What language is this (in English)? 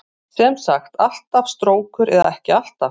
Icelandic